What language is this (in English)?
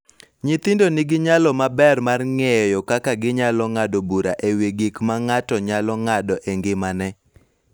Luo (Kenya and Tanzania)